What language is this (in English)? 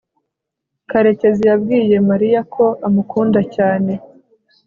Kinyarwanda